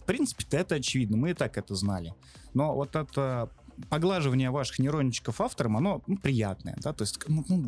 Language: Russian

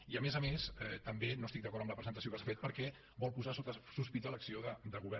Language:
Catalan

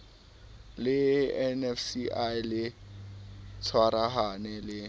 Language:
Southern Sotho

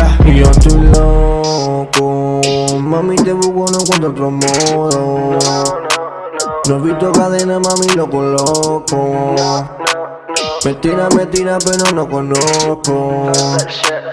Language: French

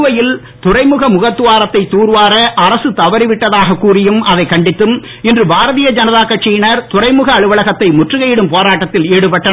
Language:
Tamil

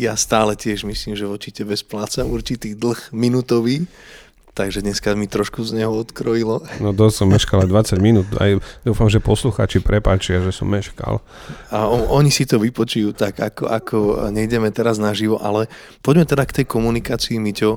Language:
Slovak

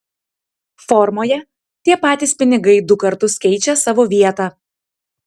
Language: Lithuanian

